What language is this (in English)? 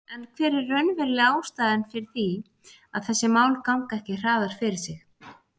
Icelandic